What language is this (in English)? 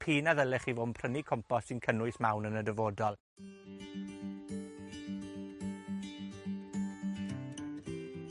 Welsh